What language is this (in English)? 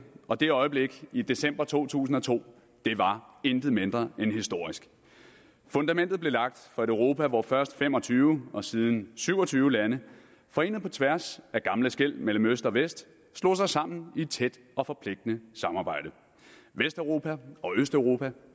Danish